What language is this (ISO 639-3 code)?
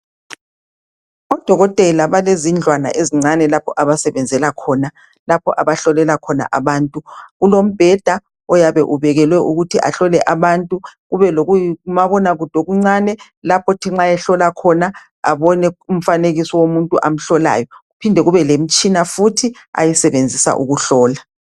nde